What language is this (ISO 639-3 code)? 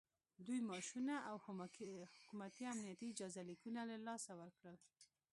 pus